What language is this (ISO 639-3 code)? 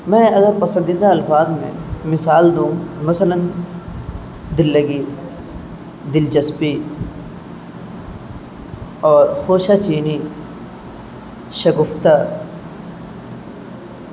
urd